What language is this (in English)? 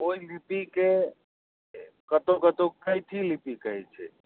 Maithili